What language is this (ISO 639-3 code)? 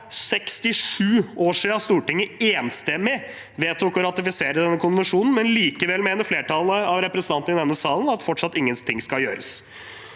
nor